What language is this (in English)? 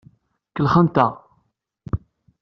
Kabyle